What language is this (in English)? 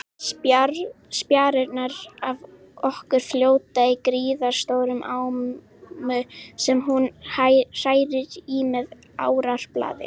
Icelandic